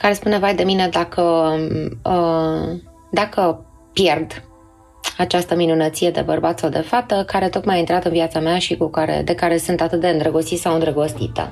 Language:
Romanian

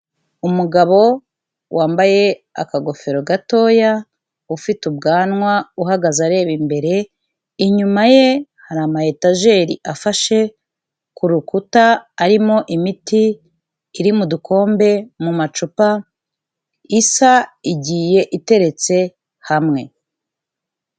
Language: Kinyarwanda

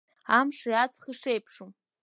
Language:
Abkhazian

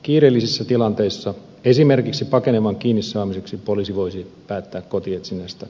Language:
Finnish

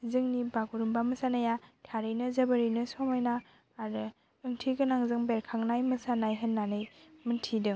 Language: Bodo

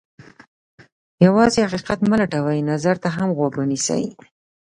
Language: Pashto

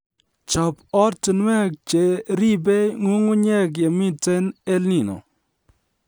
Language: Kalenjin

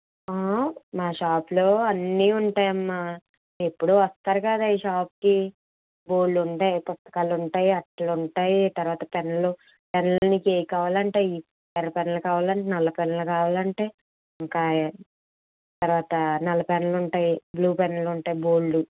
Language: Telugu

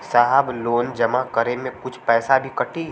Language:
Bhojpuri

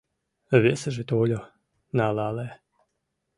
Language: Mari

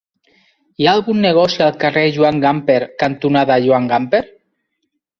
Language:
Catalan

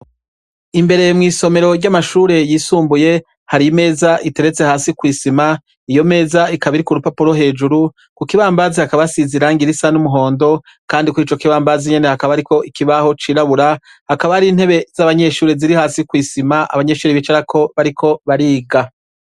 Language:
Rundi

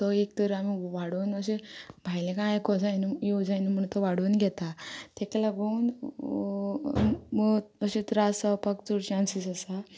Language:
Konkani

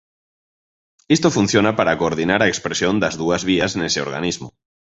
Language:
Galician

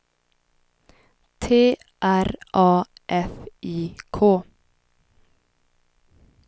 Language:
Swedish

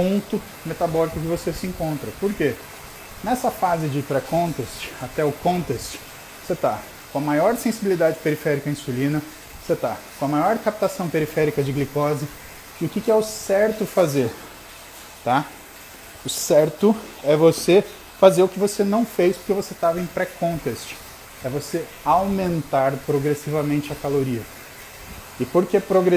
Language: Portuguese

